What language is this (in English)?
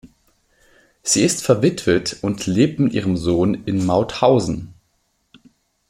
German